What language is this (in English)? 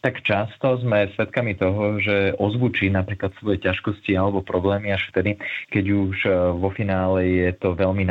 Slovak